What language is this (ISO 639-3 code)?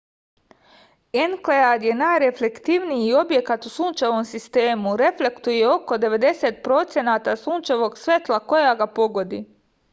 srp